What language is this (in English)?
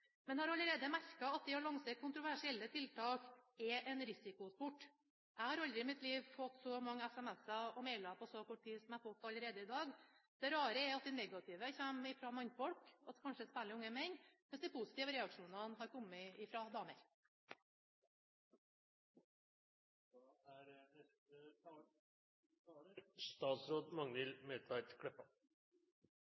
Norwegian